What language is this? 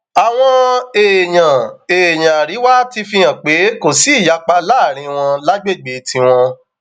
Yoruba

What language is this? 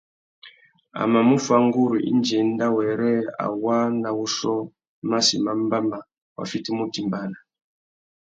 Tuki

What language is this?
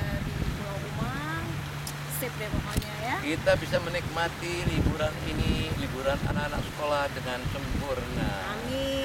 Indonesian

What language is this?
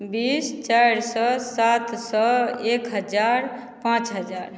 Maithili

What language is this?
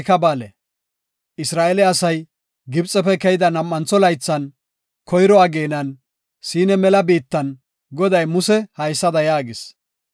Gofa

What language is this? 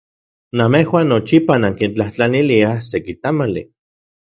Central Puebla Nahuatl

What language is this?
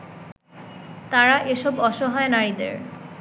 Bangla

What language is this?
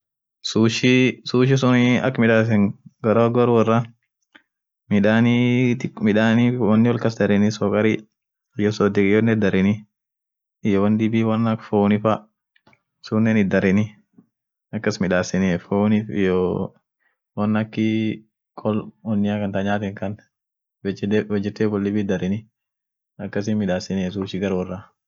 Orma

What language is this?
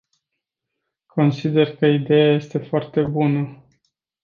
Romanian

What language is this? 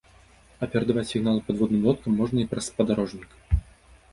Belarusian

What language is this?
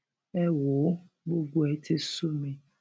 Yoruba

